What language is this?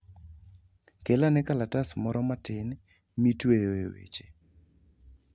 Luo (Kenya and Tanzania)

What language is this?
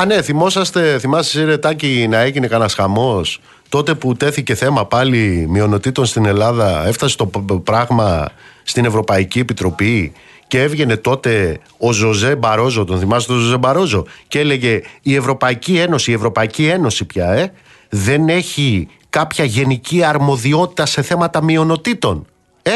Greek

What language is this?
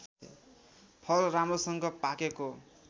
Nepali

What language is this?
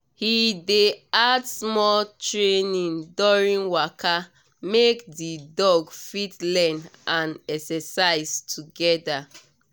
Nigerian Pidgin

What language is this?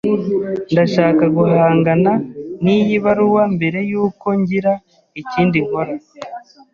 Kinyarwanda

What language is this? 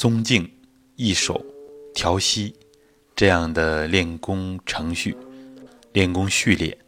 Chinese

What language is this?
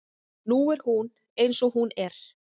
Icelandic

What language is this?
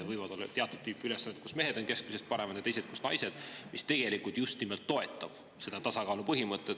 Estonian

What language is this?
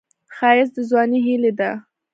Pashto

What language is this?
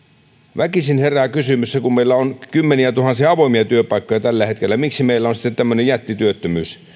Finnish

